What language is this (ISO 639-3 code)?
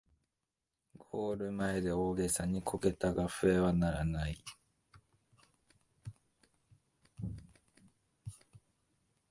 jpn